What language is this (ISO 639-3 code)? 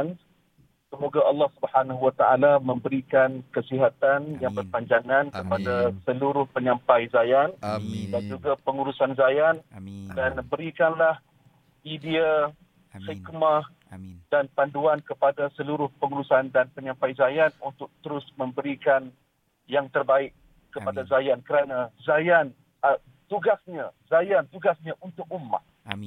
msa